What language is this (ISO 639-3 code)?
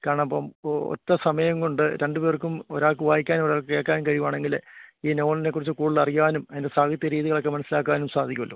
mal